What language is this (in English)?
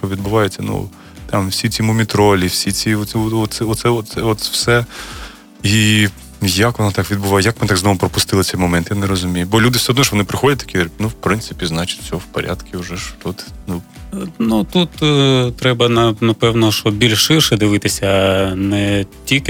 Ukrainian